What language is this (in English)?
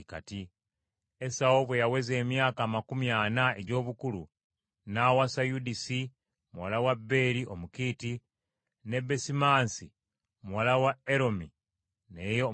Ganda